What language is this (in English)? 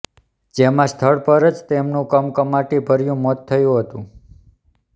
Gujarati